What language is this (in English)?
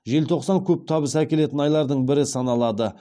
Kazakh